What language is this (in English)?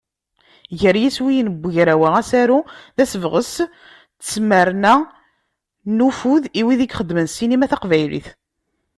Kabyle